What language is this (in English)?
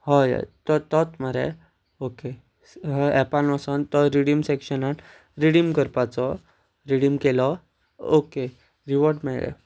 Konkani